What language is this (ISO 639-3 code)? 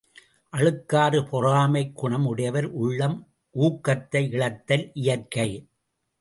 tam